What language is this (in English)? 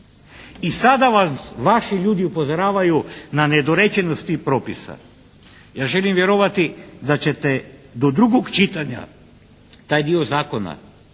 Croatian